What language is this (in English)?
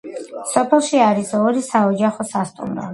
Georgian